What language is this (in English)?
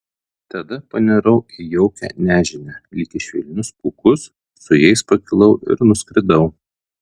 Lithuanian